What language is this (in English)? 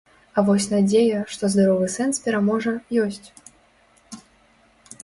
Belarusian